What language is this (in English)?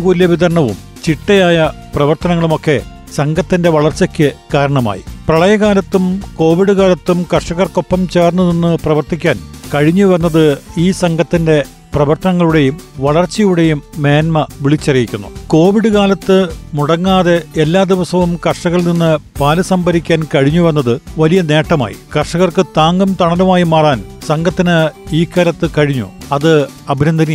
Malayalam